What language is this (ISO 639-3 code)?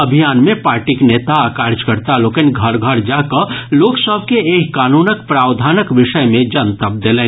mai